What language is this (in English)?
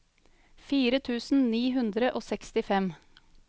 Norwegian